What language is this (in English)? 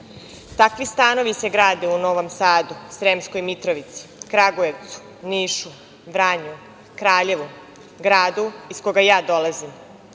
Serbian